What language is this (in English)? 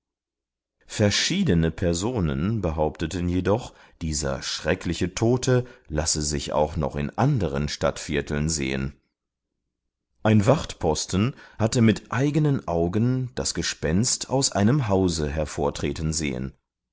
German